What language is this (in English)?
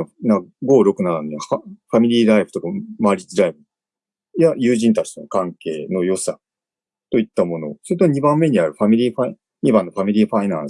Japanese